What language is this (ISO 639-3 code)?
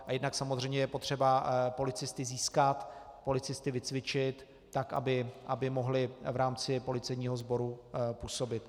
ces